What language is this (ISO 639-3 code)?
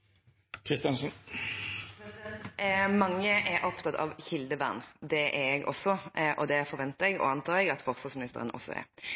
nob